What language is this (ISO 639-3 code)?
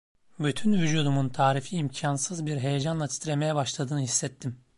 tur